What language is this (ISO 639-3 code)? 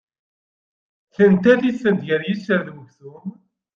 kab